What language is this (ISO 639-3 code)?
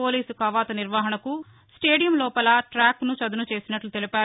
tel